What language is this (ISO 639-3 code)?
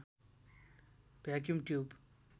nep